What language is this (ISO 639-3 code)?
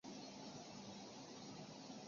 zho